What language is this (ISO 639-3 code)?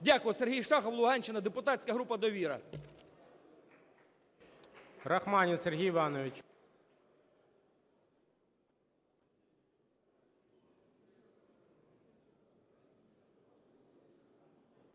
ukr